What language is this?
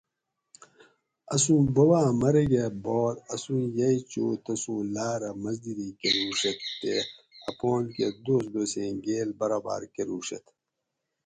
Gawri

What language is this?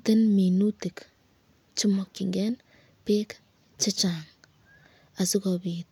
Kalenjin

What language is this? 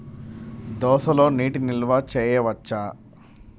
Telugu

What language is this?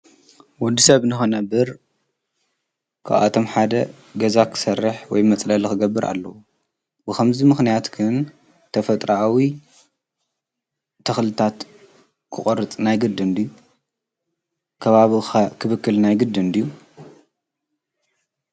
Tigrinya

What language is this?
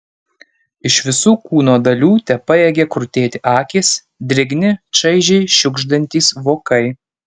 Lithuanian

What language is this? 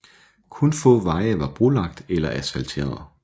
Danish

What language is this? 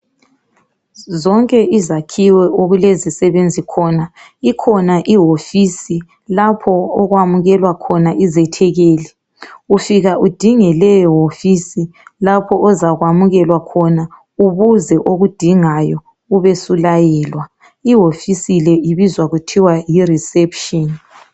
North Ndebele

